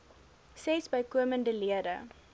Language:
Afrikaans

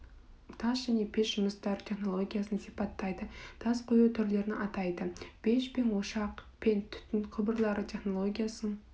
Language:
Kazakh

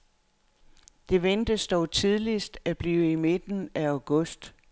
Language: Danish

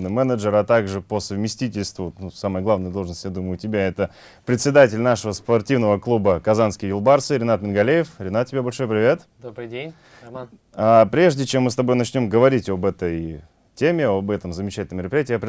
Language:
Russian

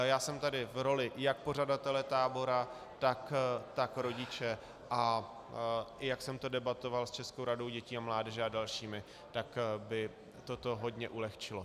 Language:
Czech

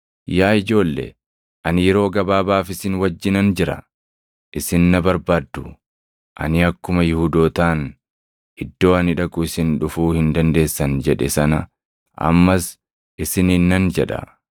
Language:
Oromo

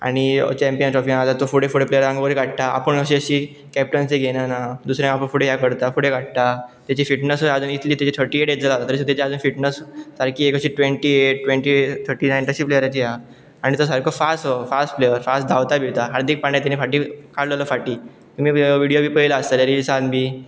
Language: Konkani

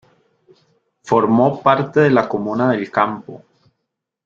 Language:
Spanish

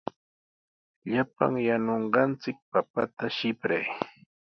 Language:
Sihuas Ancash Quechua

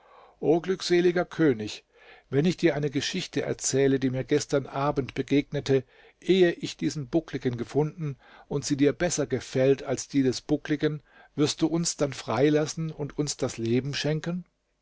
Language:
German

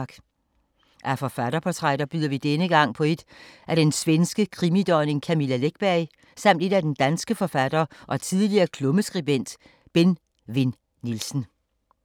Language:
Danish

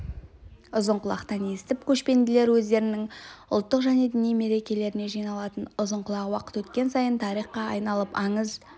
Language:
Kazakh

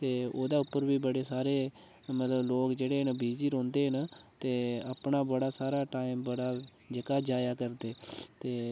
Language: Dogri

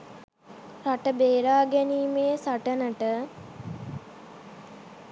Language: Sinhala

